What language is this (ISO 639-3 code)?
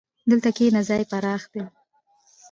pus